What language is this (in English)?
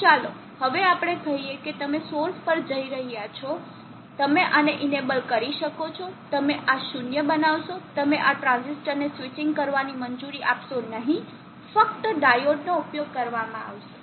Gujarati